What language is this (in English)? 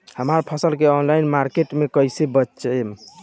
Bhojpuri